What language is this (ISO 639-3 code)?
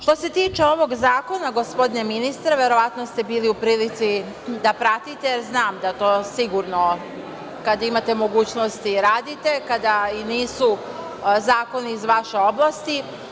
srp